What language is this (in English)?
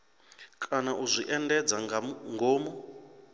Venda